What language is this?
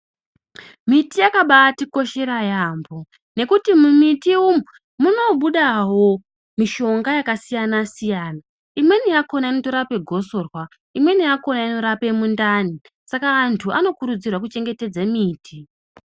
Ndau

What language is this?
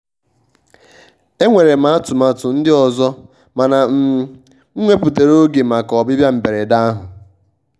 Igbo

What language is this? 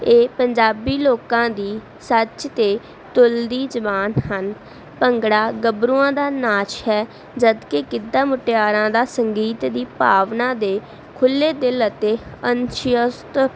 Punjabi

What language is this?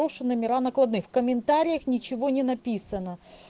Russian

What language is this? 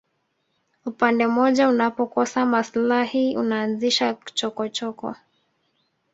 Swahili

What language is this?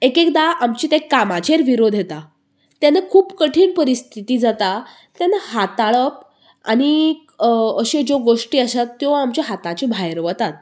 Konkani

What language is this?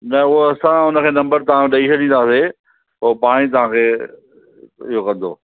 Sindhi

